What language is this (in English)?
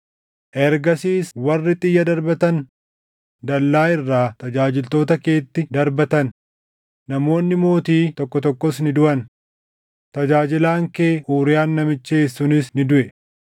Oromo